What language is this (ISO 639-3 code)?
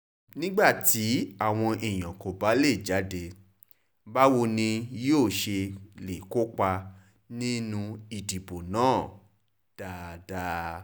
yor